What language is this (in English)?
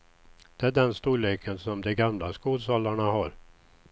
Swedish